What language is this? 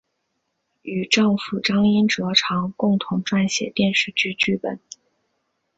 Chinese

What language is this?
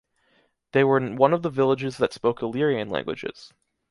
English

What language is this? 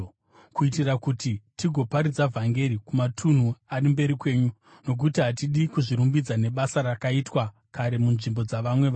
Shona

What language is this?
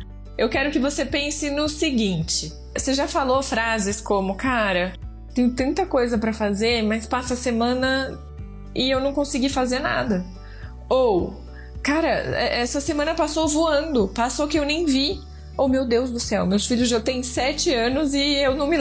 Portuguese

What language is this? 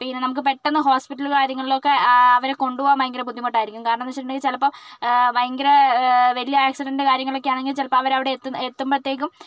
Malayalam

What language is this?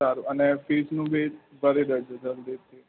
Gujarati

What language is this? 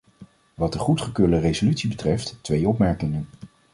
Dutch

